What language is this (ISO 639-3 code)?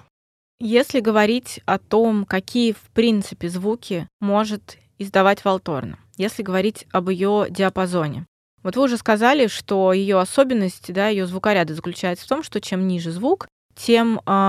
rus